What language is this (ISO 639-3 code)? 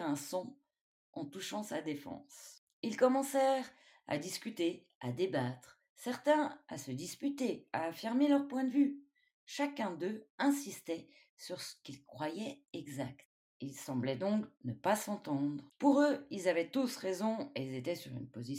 fra